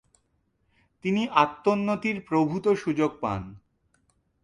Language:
Bangla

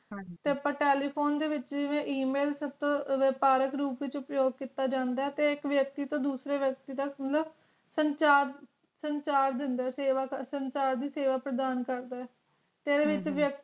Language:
Punjabi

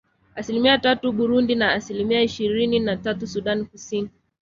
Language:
Swahili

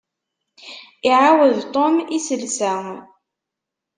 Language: Kabyle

